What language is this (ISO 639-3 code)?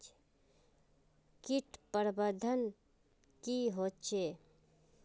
mag